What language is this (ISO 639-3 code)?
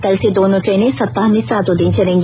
hin